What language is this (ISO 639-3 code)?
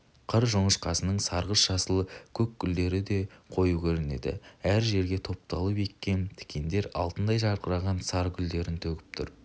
kaz